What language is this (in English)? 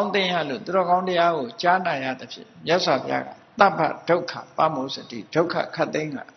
Thai